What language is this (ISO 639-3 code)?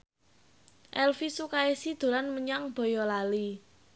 jav